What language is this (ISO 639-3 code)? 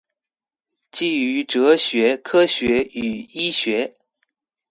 zho